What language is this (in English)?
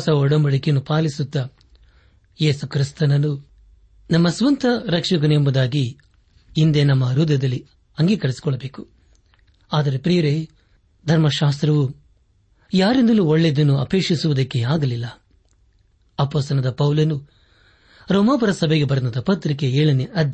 Kannada